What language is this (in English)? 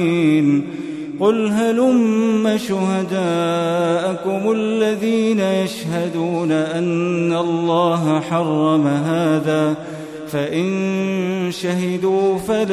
Arabic